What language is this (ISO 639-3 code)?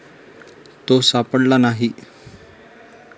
mar